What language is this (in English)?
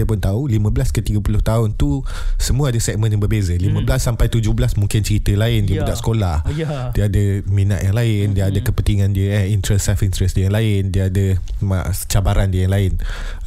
Malay